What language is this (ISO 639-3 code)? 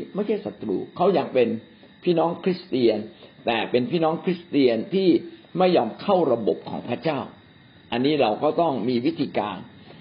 tha